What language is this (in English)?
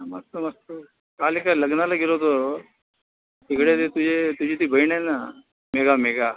Marathi